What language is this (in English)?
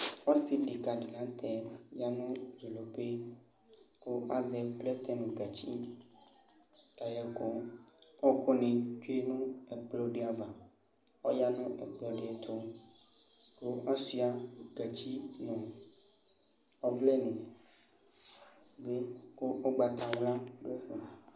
Ikposo